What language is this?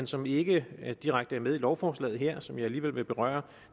Danish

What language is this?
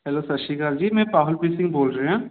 Punjabi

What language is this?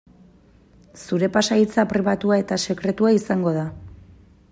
Basque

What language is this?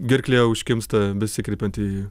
Lithuanian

